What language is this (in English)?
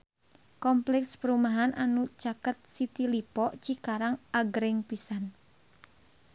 Sundanese